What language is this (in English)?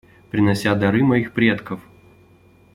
Russian